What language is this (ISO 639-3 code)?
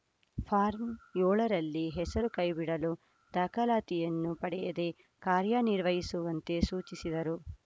kan